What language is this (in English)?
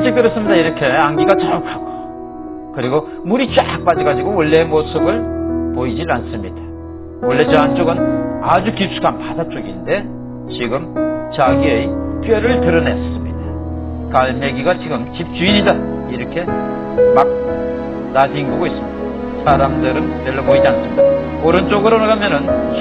Korean